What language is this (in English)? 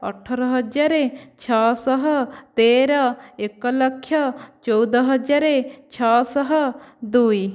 Odia